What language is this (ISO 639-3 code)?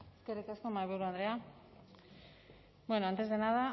eus